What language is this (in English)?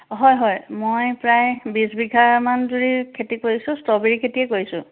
Assamese